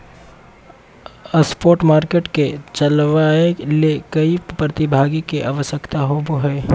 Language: Magahi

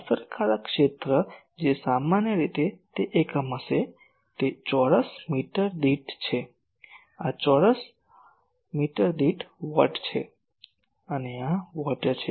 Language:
Gujarati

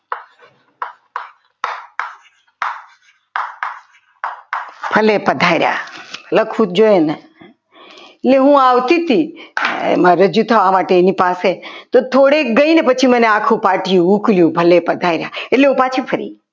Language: Gujarati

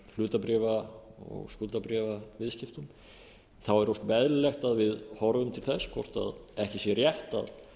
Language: Icelandic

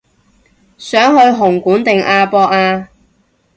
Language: Cantonese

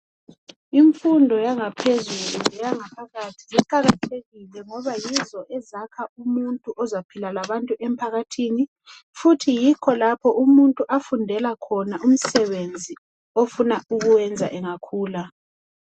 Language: North Ndebele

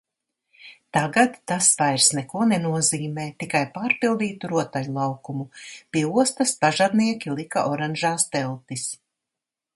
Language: Latvian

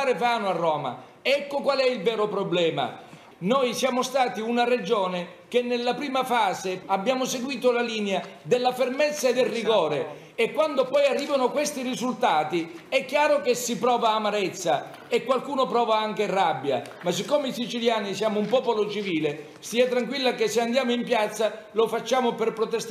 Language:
Italian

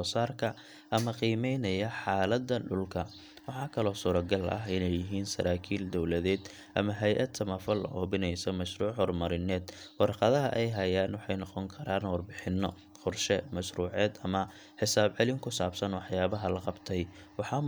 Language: Somali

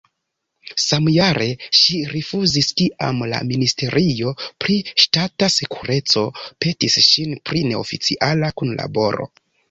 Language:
Esperanto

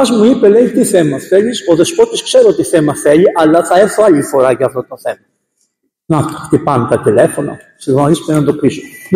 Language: Greek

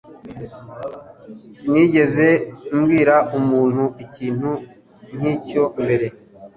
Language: Kinyarwanda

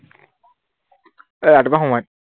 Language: Assamese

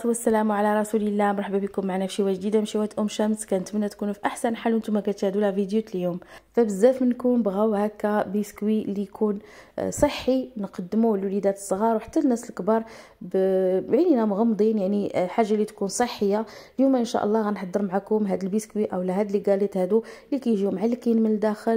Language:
Arabic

